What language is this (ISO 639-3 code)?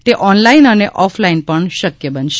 guj